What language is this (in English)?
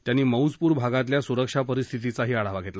Marathi